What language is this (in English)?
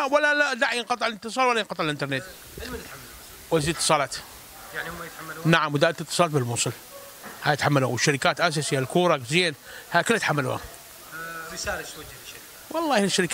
Arabic